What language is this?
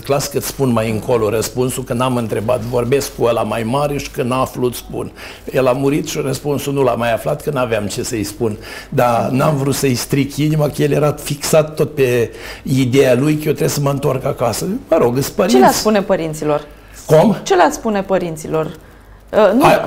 Romanian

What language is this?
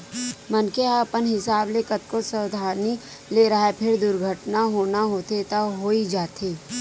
Chhattisgarhi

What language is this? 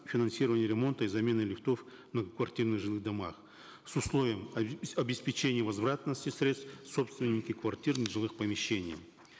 Kazakh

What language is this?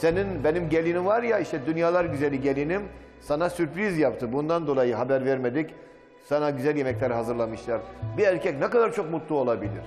Turkish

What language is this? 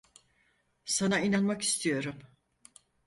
Turkish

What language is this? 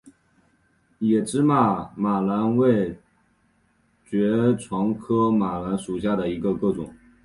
Chinese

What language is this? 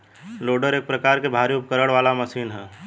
Bhojpuri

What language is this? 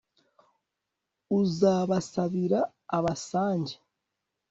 Kinyarwanda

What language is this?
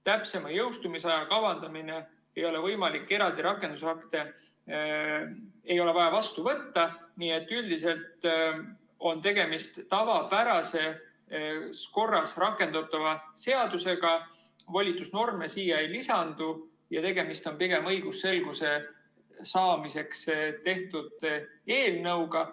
Estonian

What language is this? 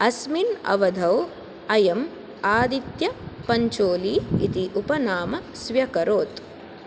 Sanskrit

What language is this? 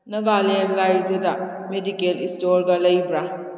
Manipuri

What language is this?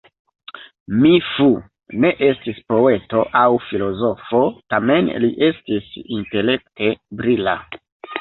Esperanto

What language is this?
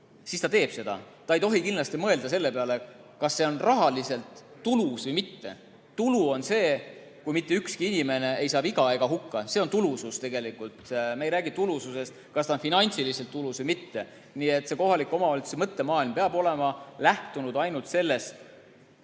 Estonian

